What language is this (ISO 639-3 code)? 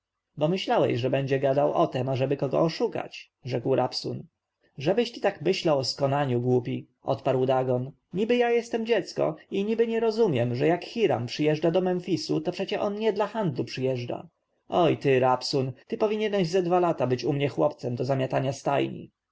pol